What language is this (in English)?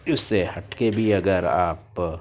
Urdu